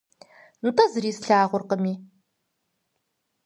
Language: Kabardian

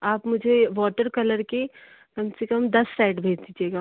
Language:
Hindi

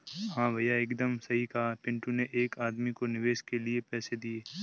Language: Hindi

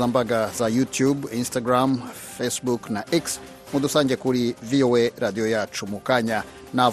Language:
Swahili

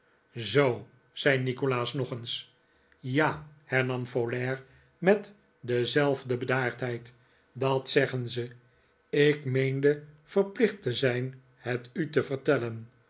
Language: Dutch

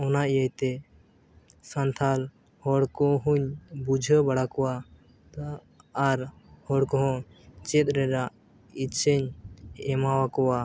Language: Santali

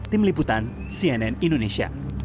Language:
Indonesian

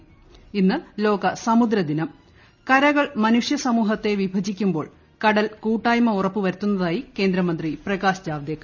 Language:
Malayalam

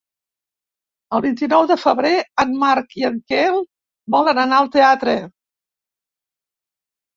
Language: Catalan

